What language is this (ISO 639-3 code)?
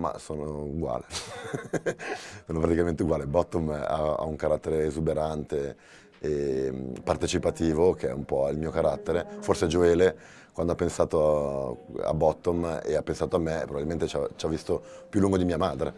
ita